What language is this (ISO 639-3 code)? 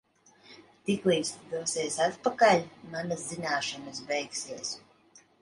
lav